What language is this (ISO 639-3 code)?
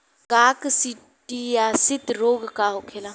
bho